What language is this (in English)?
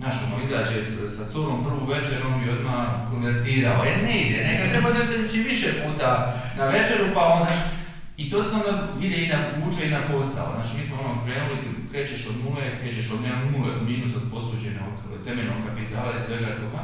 Croatian